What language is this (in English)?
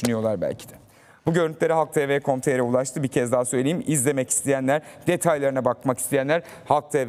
Turkish